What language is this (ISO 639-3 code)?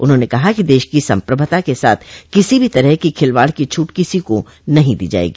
hin